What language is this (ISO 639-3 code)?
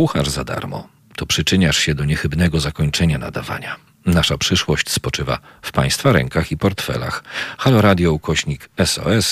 pol